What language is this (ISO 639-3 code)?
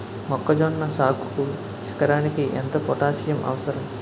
tel